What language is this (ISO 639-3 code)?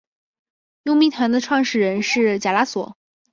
zho